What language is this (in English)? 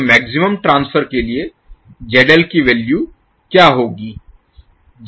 Hindi